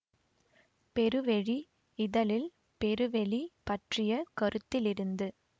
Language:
Tamil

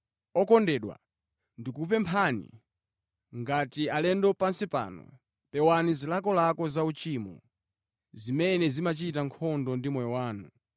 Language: Nyanja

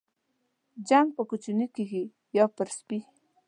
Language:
Pashto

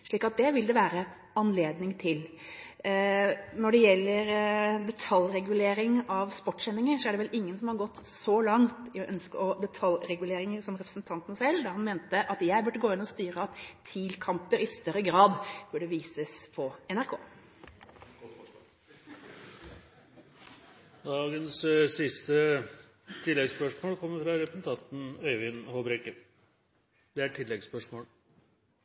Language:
Norwegian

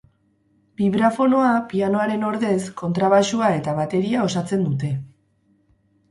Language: Basque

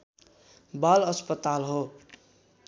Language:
Nepali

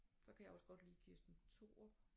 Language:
Danish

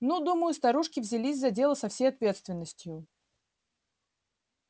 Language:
Russian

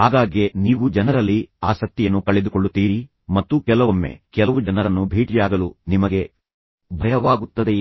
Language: Kannada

